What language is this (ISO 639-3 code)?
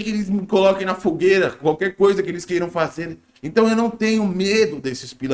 por